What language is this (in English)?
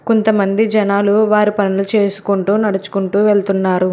Telugu